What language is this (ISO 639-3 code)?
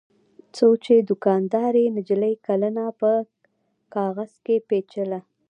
pus